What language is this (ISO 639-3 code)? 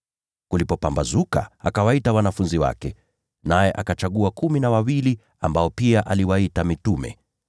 swa